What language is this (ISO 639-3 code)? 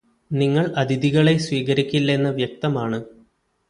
mal